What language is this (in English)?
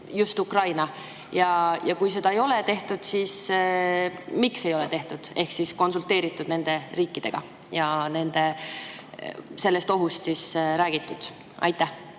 Estonian